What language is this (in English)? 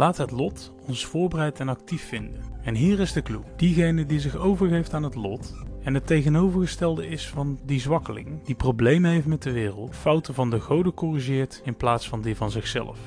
Dutch